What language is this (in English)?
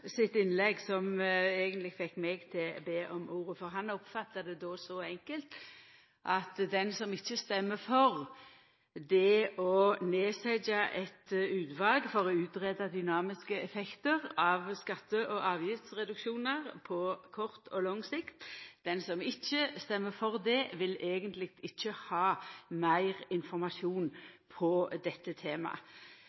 Norwegian Nynorsk